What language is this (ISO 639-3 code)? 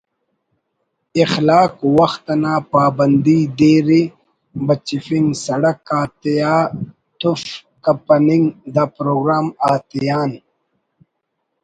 brh